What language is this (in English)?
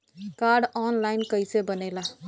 Bhojpuri